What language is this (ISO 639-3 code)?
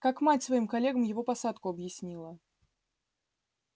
rus